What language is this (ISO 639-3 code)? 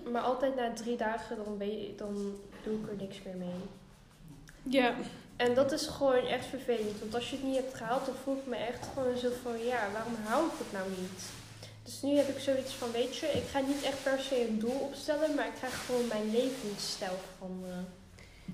nld